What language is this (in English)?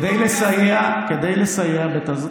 Hebrew